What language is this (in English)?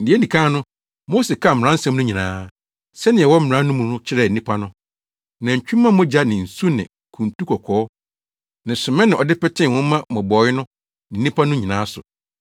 Akan